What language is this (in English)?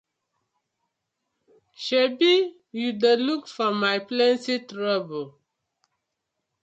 Nigerian Pidgin